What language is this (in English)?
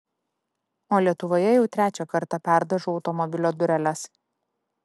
Lithuanian